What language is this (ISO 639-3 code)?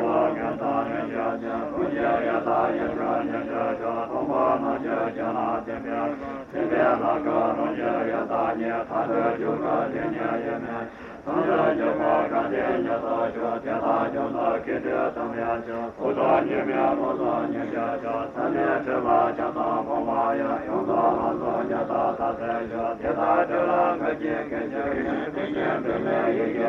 ita